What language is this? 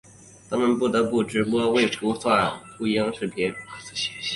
Chinese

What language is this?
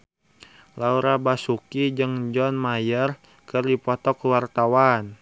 Sundanese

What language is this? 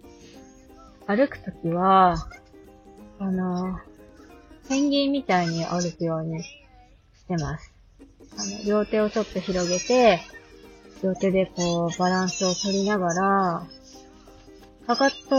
Japanese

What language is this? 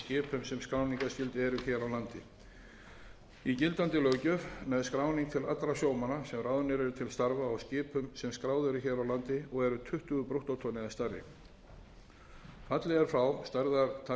Icelandic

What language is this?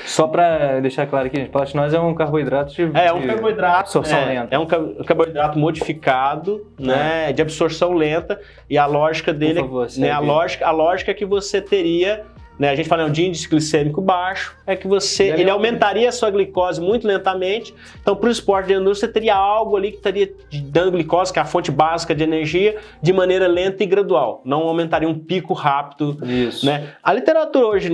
Portuguese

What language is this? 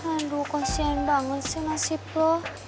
Indonesian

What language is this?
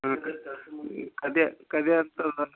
Kannada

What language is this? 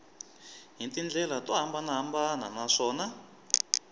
Tsonga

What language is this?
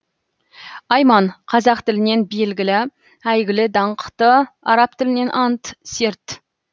Kazakh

